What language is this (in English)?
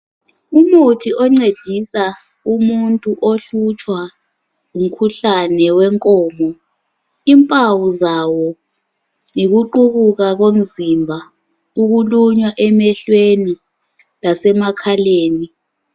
North Ndebele